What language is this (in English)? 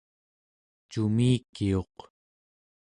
Central Yupik